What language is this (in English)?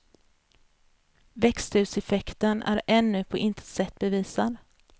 Swedish